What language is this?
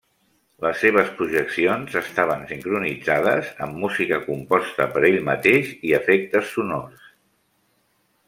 Catalan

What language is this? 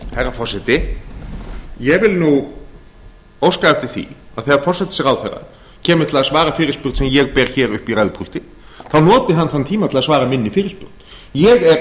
Icelandic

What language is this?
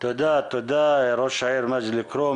Hebrew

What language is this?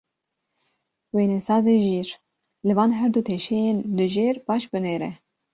Kurdish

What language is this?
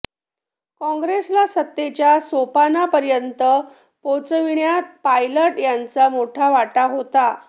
Marathi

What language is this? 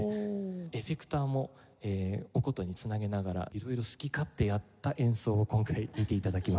Japanese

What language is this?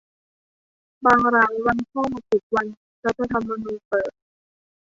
Thai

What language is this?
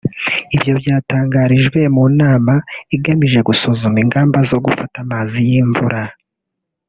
Kinyarwanda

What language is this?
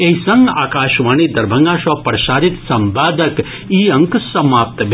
Maithili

